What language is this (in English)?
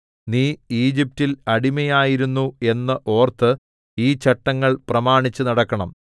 Malayalam